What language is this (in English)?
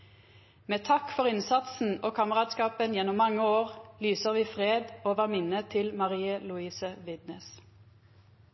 Norwegian Nynorsk